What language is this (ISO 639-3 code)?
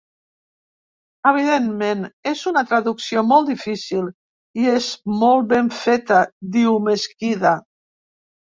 cat